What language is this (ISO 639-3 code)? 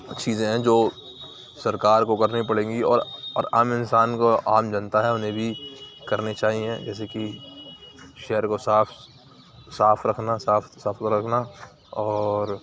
urd